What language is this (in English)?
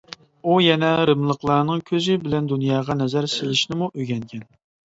Uyghur